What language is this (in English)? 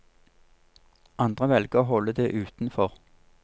Norwegian